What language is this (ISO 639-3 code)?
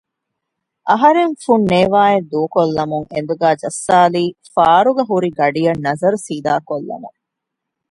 div